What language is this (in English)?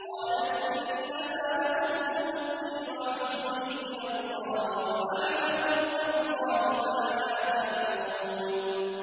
Arabic